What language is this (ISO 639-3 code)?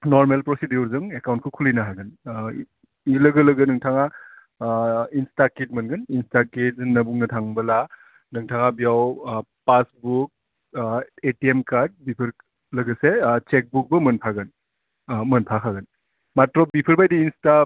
brx